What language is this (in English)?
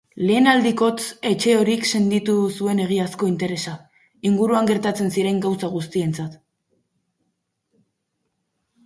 Basque